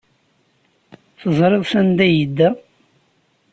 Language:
Kabyle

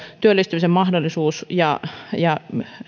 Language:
Finnish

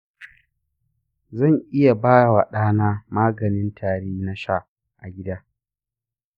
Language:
Hausa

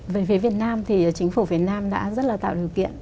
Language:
Vietnamese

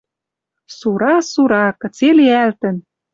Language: Western Mari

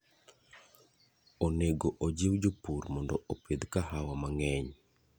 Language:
Luo (Kenya and Tanzania)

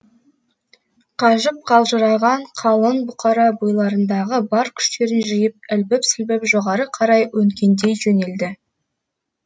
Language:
Kazakh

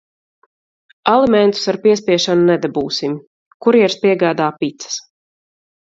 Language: Latvian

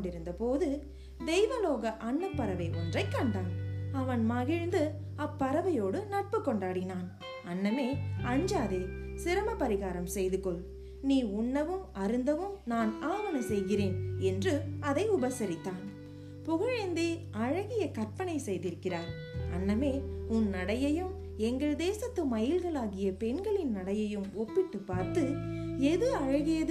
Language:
Tamil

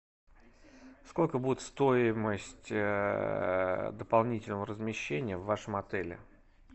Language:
Russian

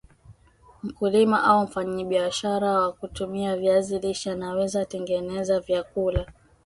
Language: Swahili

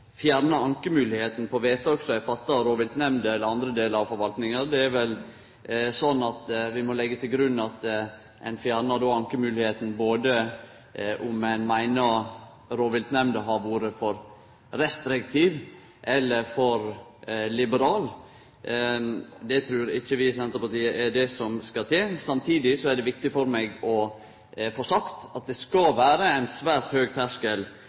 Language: Norwegian Nynorsk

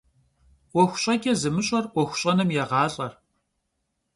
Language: Kabardian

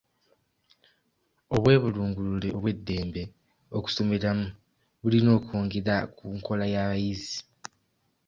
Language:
Ganda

